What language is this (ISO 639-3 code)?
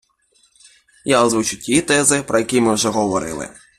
ukr